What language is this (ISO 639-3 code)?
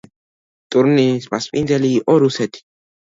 kat